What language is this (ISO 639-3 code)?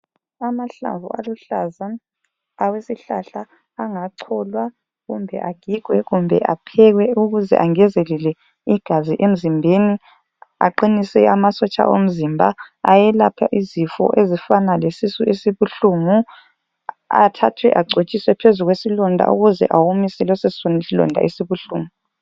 nde